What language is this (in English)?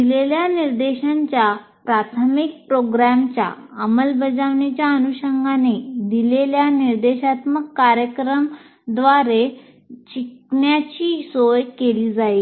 Marathi